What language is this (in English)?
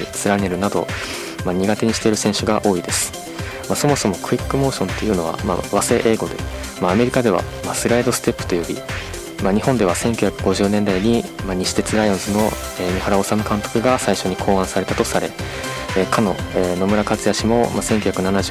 Japanese